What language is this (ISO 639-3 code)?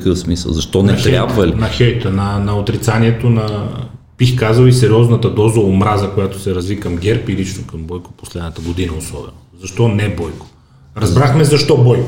bul